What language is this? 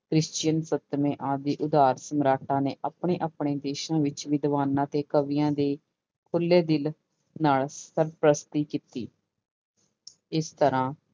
Punjabi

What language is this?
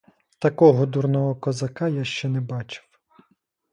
Ukrainian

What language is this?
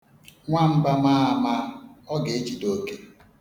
Igbo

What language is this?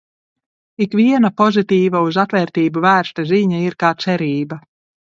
Latvian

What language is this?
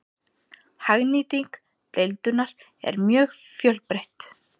Icelandic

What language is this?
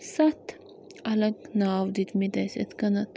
Kashmiri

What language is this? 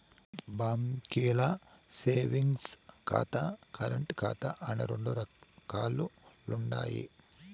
Telugu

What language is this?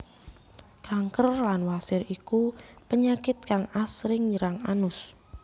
Javanese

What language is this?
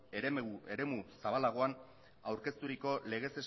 Basque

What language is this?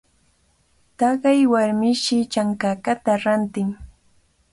Cajatambo North Lima Quechua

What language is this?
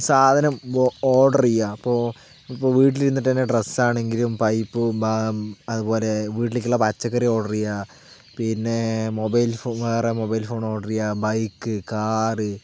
Malayalam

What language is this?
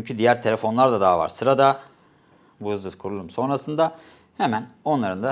Turkish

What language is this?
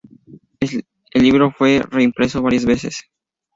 Spanish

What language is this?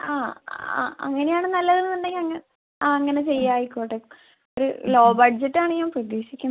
Malayalam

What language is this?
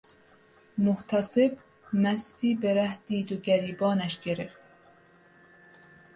Persian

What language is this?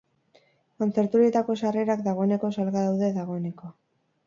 Basque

